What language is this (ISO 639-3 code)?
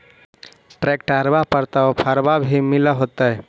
mag